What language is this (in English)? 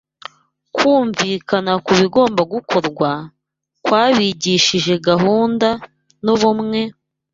Kinyarwanda